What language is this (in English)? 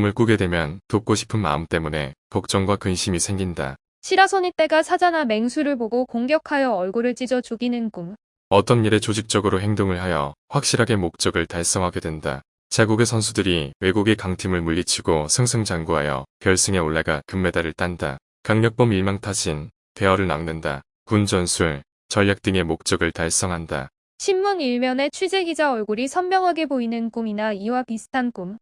Korean